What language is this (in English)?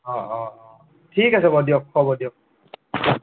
Assamese